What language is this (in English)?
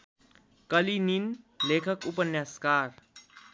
Nepali